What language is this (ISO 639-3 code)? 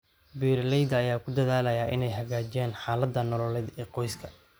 som